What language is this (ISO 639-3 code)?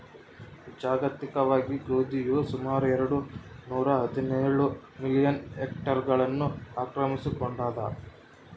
kan